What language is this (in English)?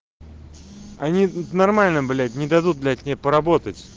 Russian